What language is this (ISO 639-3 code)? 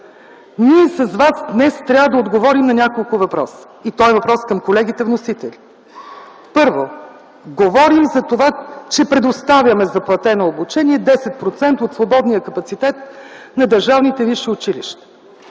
bul